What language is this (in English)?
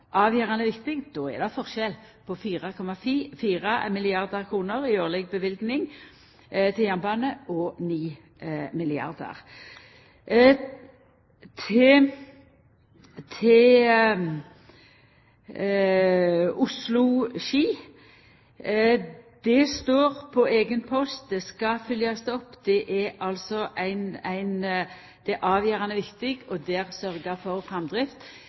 Norwegian Nynorsk